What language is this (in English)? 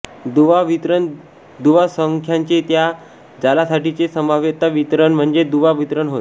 Marathi